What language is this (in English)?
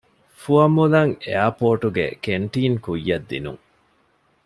Divehi